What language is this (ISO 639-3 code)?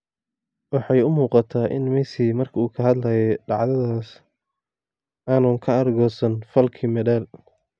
som